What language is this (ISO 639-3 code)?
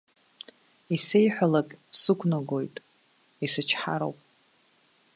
abk